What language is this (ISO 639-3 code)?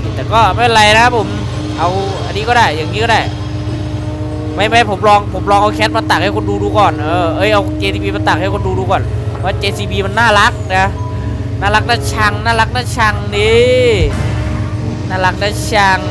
tha